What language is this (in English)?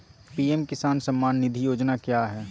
Magahi